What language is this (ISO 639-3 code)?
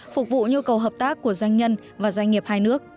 vie